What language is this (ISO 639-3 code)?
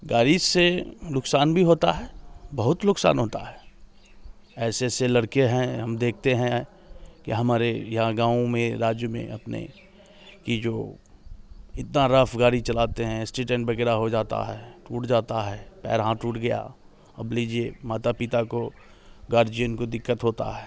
hin